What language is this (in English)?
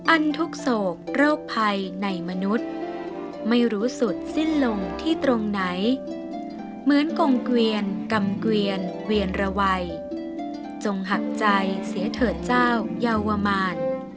Thai